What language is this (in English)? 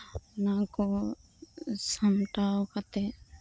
Santali